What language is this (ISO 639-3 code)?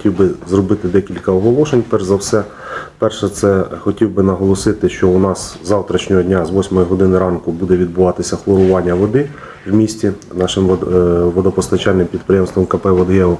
ukr